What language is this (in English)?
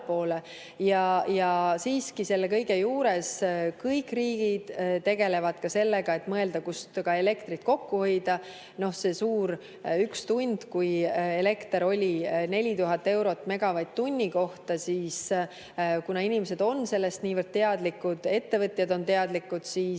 Estonian